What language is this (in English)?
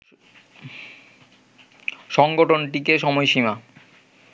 Bangla